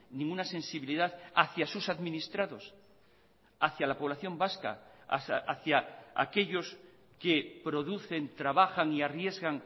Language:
Spanish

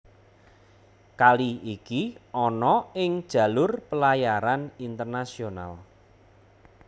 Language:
Javanese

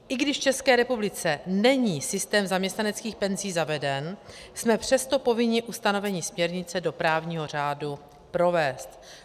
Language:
Czech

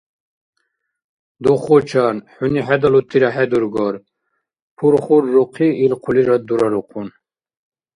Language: Dargwa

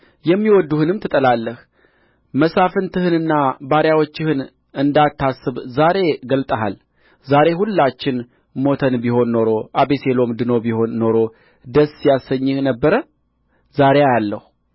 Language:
Amharic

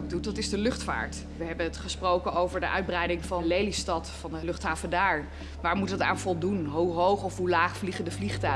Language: Dutch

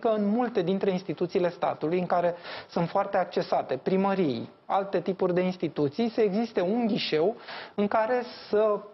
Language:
Romanian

